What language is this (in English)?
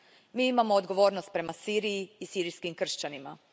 Croatian